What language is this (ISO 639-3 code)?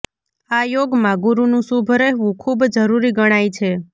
guj